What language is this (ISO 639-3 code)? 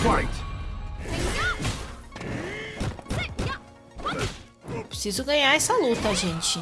por